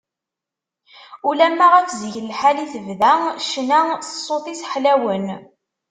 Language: Kabyle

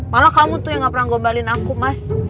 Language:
Indonesian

